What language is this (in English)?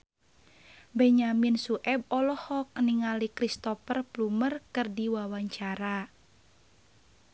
Sundanese